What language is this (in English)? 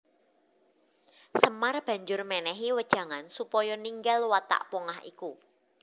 Javanese